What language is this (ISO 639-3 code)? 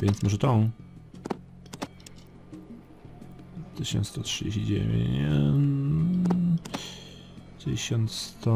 pol